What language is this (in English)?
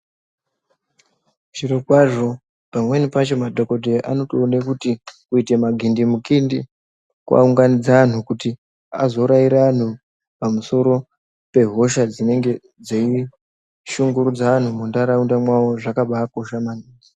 Ndau